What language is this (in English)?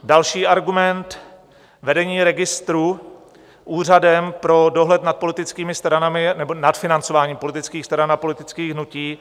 Czech